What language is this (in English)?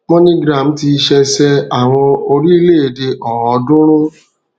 Yoruba